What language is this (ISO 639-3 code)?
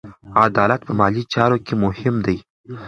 pus